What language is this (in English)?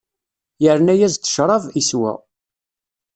Kabyle